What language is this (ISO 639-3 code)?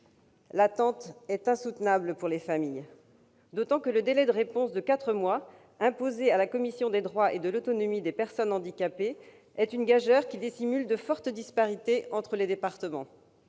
fra